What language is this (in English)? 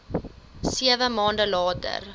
Afrikaans